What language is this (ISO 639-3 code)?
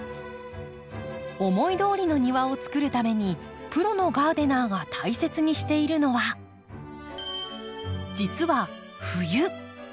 jpn